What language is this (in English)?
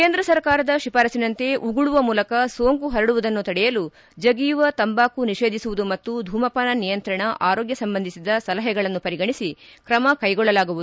Kannada